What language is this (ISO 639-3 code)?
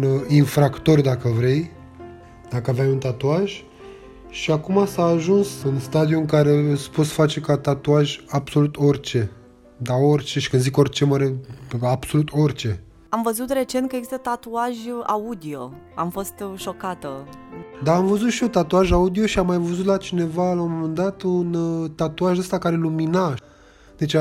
ron